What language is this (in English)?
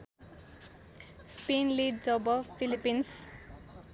Nepali